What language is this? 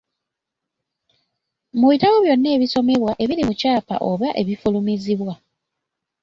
Ganda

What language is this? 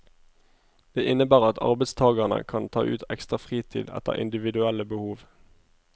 Norwegian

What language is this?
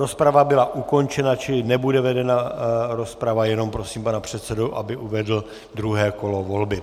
Czech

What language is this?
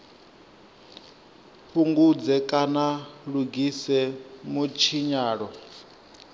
Venda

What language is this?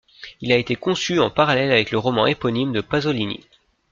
French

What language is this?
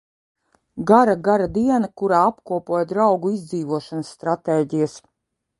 Latvian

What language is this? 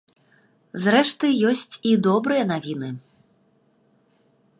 Belarusian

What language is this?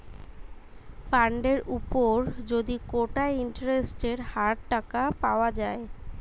Bangla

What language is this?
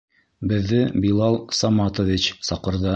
Bashkir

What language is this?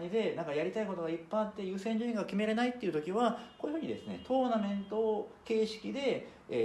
Japanese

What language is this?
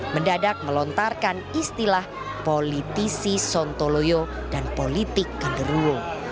Indonesian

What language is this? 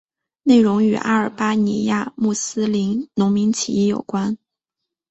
Chinese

